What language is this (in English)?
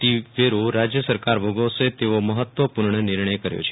Gujarati